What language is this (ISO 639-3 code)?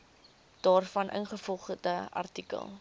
afr